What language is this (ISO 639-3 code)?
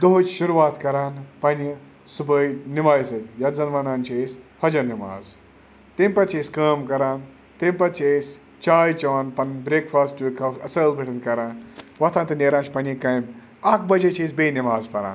kas